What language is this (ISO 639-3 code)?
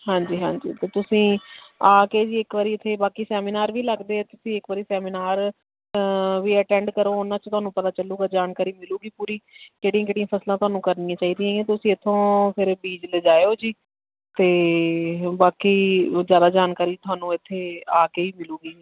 pan